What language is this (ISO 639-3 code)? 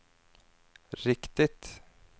swe